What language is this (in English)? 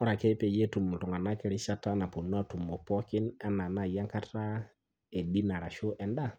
Masai